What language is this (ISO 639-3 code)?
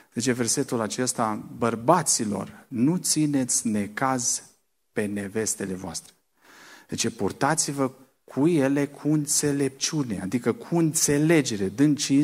ron